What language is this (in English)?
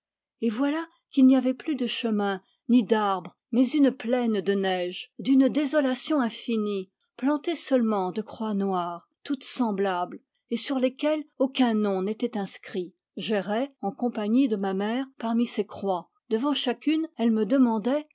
French